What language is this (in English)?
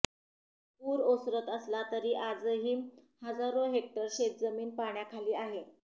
Marathi